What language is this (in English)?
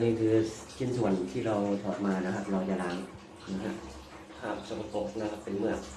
Thai